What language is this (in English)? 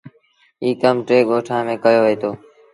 Sindhi Bhil